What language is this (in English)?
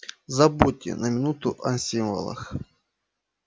Russian